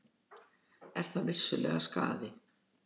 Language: Icelandic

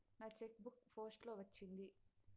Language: Telugu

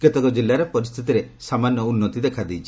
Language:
Odia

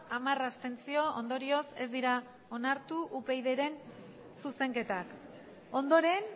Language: Basque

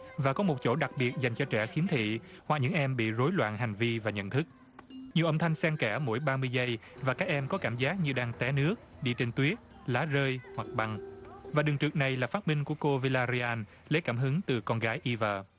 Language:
Vietnamese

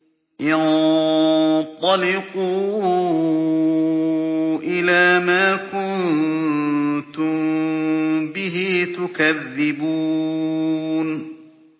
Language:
Arabic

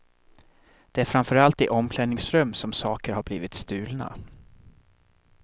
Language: Swedish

